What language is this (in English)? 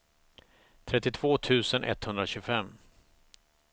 Swedish